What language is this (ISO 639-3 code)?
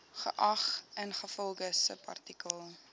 afr